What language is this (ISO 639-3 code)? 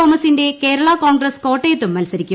mal